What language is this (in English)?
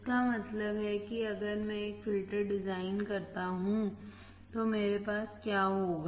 Hindi